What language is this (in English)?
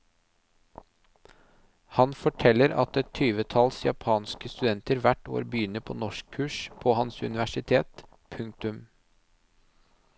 Norwegian